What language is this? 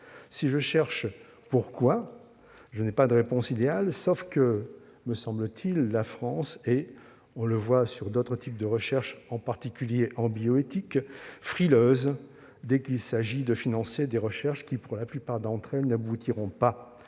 French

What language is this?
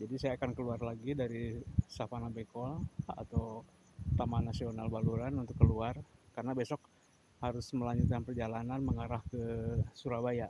Indonesian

